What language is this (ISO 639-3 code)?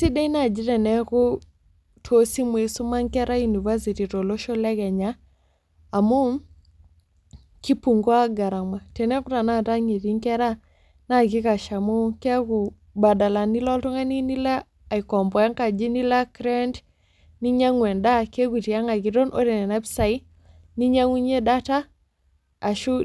mas